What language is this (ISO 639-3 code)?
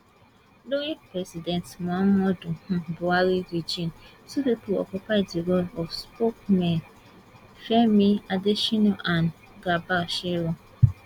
pcm